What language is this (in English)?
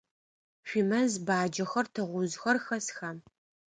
Adyghe